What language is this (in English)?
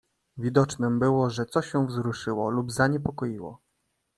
Polish